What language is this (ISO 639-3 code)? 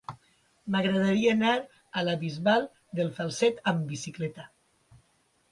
cat